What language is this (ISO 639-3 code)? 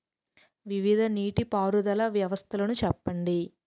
tel